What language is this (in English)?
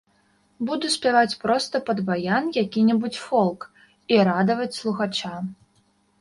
Belarusian